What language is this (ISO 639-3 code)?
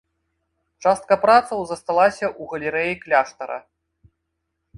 bel